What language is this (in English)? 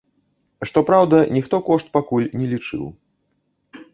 Belarusian